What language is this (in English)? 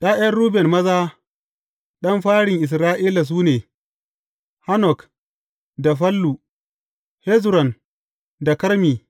Hausa